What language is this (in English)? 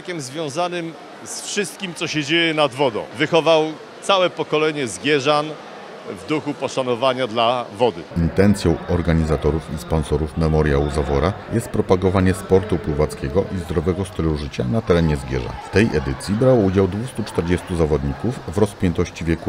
Polish